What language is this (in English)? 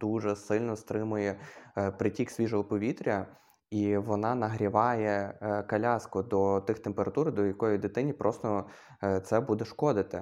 Ukrainian